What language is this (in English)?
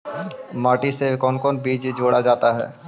Magahi